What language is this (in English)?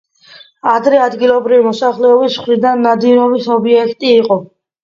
Georgian